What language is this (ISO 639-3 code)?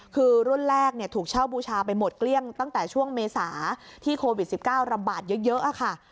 tha